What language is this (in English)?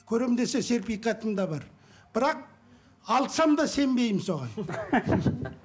Kazakh